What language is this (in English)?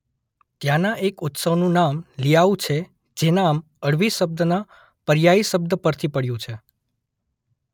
Gujarati